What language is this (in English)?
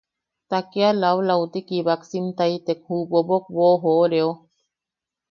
Yaqui